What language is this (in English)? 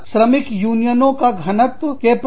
Hindi